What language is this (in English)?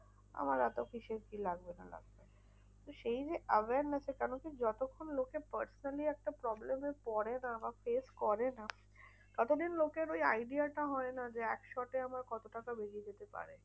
Bangla